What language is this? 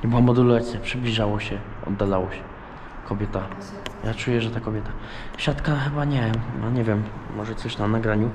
Polish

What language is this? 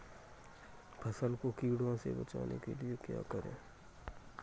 Hindi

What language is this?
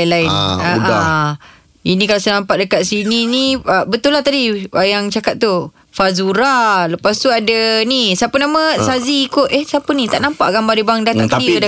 Malay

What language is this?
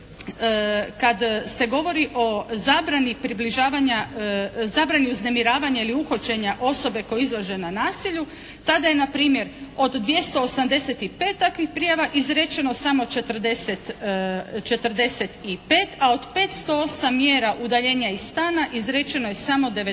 Croatian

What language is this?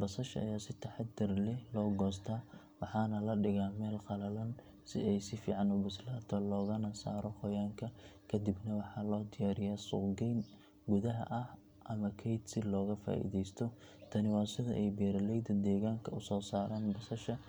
Somali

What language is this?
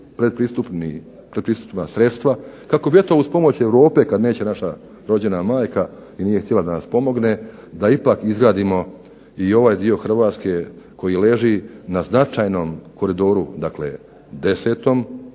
Croatian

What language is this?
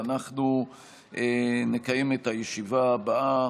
Hebrew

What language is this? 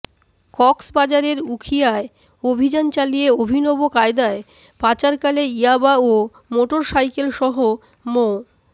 Bangla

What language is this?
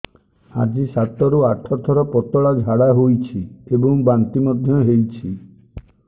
Odia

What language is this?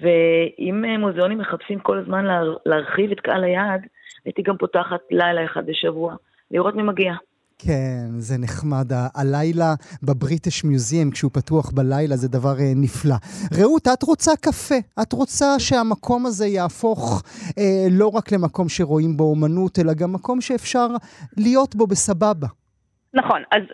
Hebrew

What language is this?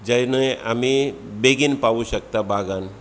Konkani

